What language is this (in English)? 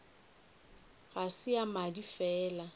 Northern Sotho